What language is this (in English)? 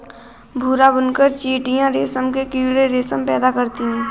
Hindi